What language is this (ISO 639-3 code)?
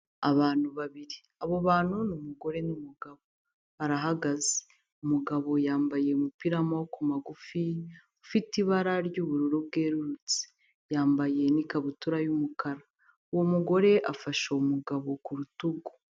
kin